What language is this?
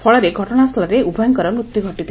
Odia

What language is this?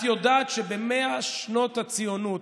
Hebrew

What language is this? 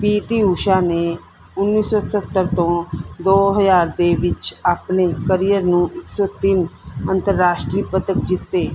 Punjabi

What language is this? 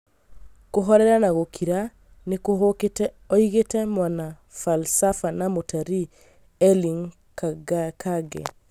Kikuyu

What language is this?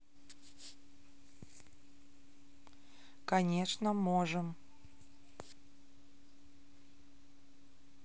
Russian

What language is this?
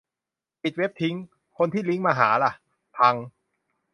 Thai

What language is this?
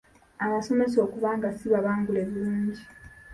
Ganda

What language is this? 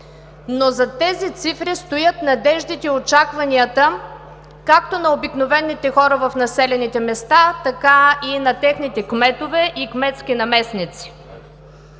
Bulgarian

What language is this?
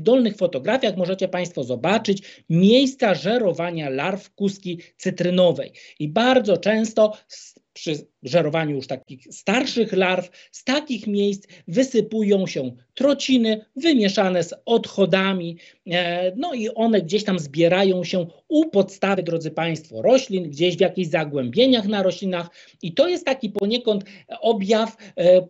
Polish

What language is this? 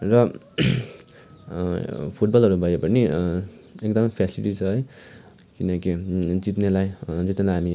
Nepali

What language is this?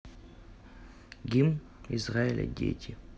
Russian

